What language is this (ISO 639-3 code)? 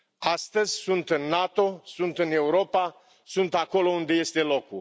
ron